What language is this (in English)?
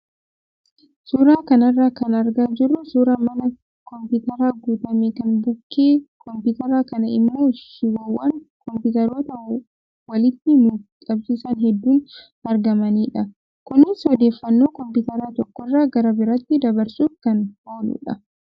Oromo